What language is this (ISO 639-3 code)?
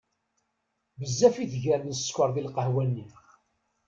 kab